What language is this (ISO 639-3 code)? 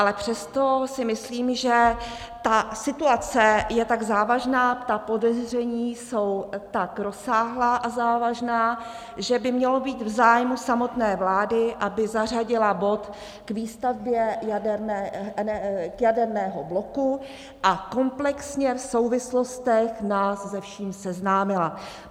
ces